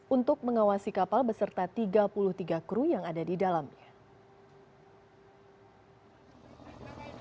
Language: Indonesian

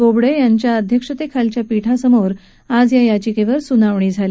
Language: Marathi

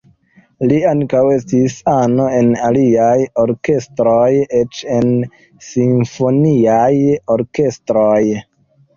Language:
Esperanto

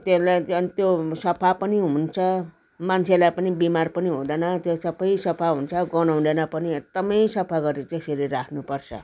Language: Nepali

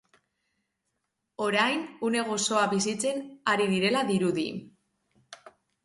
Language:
Basque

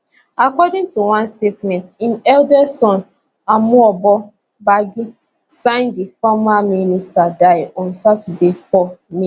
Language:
Nigerian Pidgin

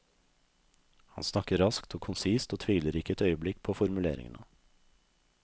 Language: Norwegian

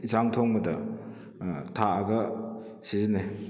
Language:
Manipuri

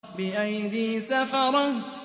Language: Arabic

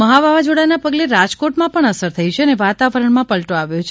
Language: Gujarati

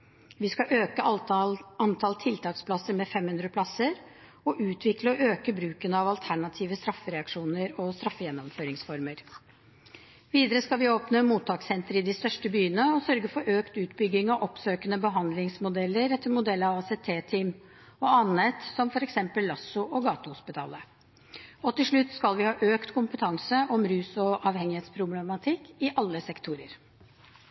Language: Norwegian Bokmål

